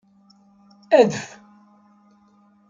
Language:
Kabyle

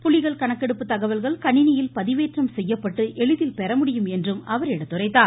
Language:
Tamil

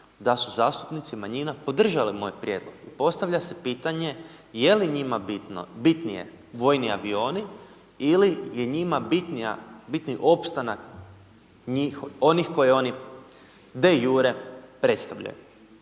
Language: Croatian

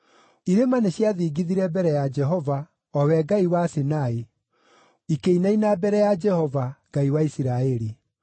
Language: Kikuyu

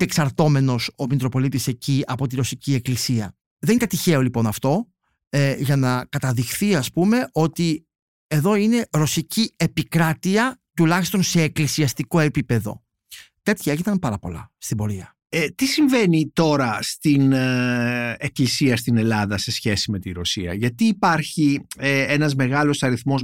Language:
Greek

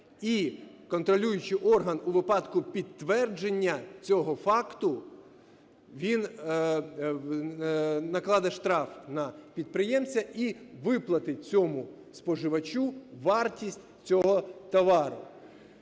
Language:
Ukrainian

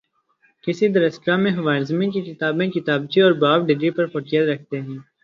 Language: Urdu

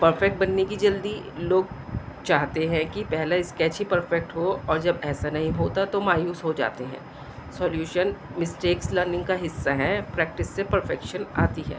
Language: Urdu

